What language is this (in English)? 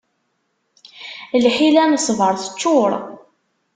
Kabyle